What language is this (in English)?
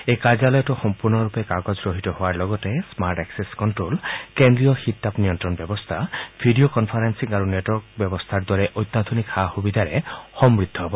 Assamese